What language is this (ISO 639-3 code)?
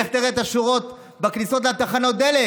heb